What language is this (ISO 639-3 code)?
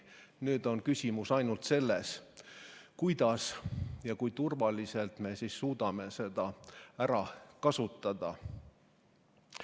est